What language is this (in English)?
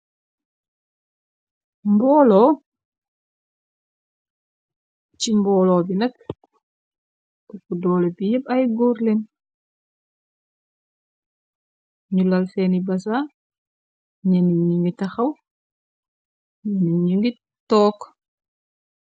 Wolof